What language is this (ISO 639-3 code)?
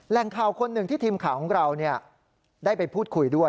tha